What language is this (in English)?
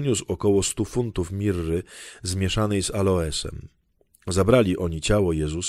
Polish